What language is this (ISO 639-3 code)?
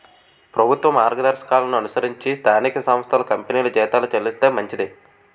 tel